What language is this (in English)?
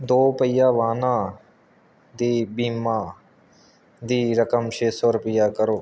Punjabi